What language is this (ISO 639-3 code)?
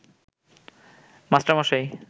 ben